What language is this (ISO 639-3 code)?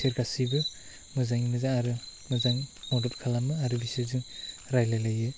brx